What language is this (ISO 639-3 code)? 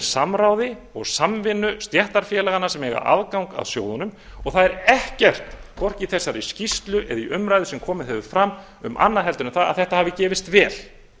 isl